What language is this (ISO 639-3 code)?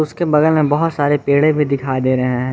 hin